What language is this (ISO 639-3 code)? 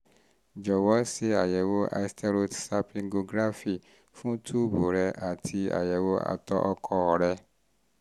yor